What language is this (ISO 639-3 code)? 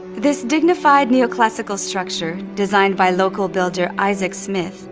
eng